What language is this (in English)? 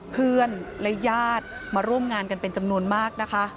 Thai